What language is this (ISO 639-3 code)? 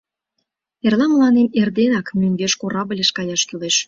chm